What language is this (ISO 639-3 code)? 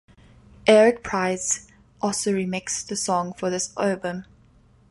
eng